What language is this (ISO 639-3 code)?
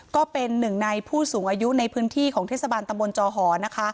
tha